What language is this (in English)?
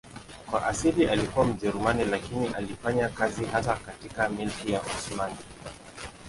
Swahili